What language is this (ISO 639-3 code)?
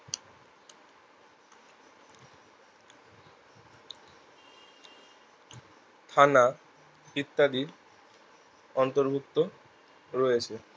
ben